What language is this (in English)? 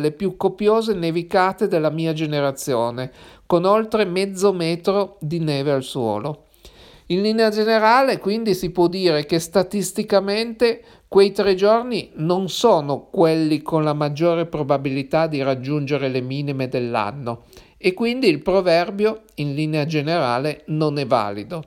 Italian